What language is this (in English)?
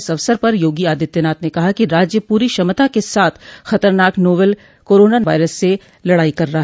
Hindi